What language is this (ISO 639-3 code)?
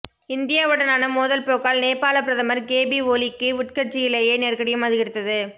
tam